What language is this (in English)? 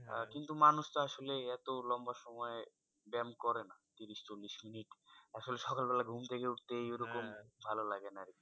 Bangla